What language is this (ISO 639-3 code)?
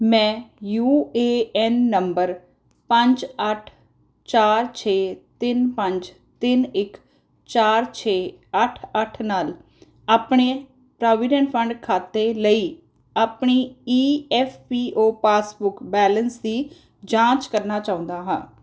pan